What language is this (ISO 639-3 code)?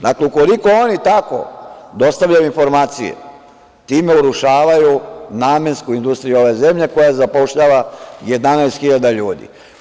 srp